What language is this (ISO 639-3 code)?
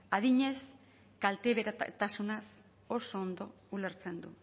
eus